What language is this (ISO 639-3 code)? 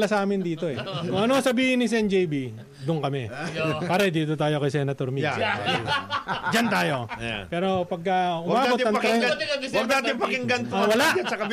fil